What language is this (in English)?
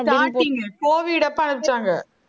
Tamil